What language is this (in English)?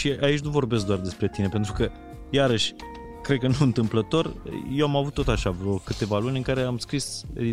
Romanian